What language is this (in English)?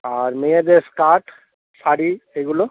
Bangla